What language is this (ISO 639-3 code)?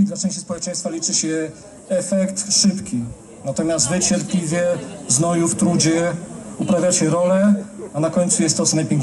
pol